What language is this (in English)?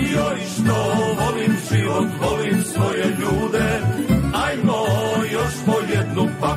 Croatian